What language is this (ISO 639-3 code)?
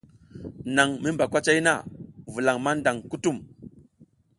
giz